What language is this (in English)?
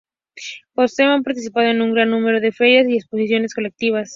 Spanish